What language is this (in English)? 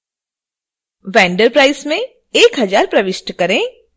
Hindi